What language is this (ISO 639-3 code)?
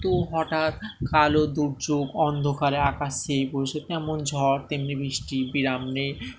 ben